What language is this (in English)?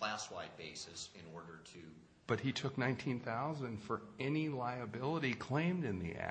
English